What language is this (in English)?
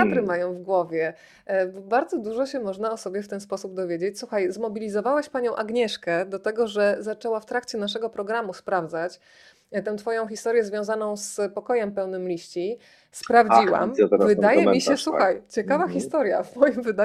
Polish